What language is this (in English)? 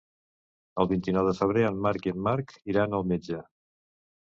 Catalan